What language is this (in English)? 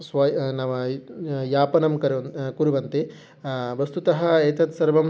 Sanskrit